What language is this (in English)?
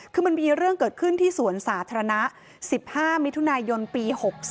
Thai